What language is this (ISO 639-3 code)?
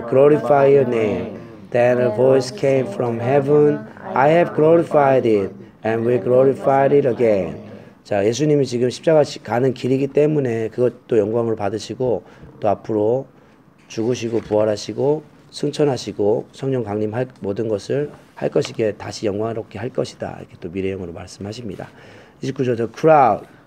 kor